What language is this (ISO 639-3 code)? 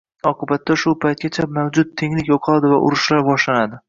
uzb